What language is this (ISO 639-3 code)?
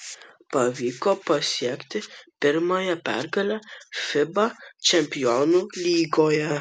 lit